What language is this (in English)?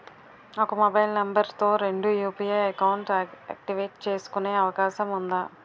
Telugu